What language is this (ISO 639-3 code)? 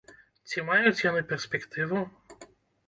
bel